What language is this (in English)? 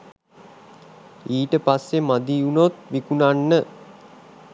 Sinhala